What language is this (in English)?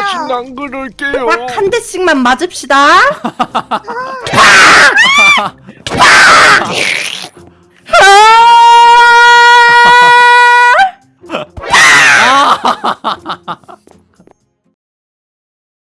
Korean